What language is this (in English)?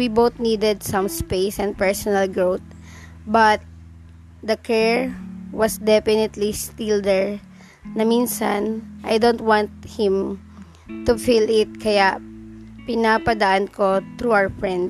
Filipino